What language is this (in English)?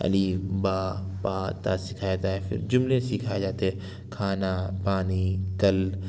Urdu